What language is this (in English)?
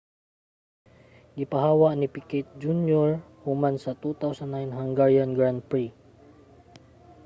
Cebuano